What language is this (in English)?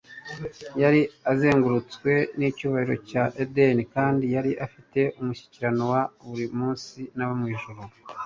Kinyarwanda